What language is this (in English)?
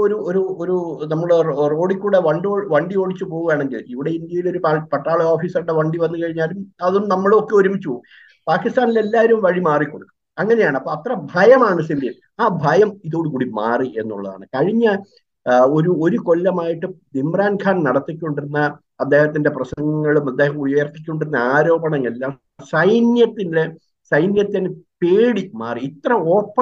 Malayalam